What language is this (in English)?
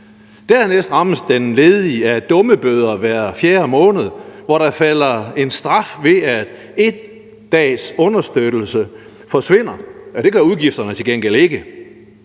Danish